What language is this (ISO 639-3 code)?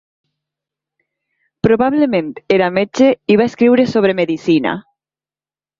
cat